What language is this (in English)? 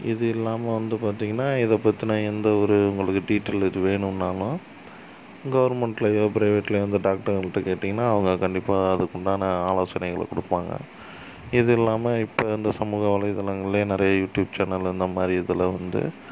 Tamil